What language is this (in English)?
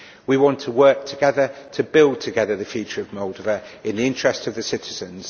English